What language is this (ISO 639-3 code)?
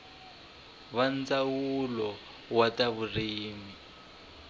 tso